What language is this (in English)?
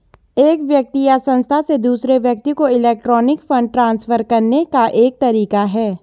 Hindi